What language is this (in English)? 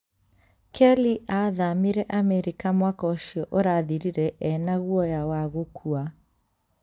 Kikuyu